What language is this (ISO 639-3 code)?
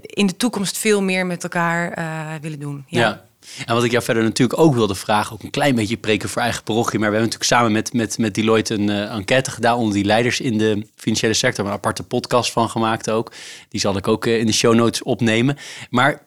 nld